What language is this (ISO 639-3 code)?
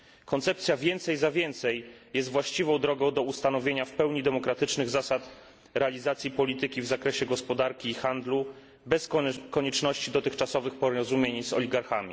pol